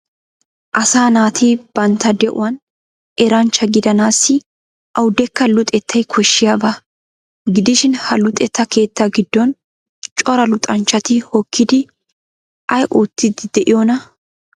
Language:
Wolaytta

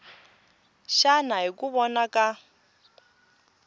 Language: Tsonga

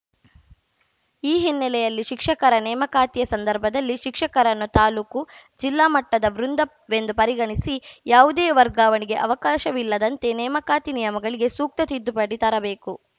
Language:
Kannada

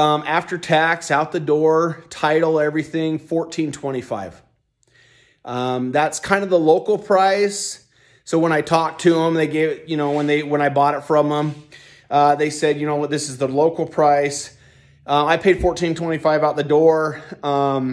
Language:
English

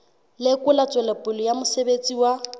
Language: Southern Sotho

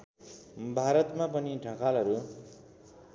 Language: Nepali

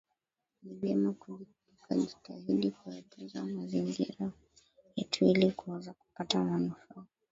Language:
Swahili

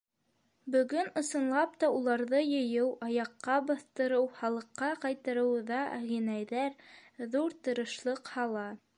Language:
Bashkir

